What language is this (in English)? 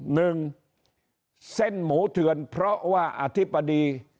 Thai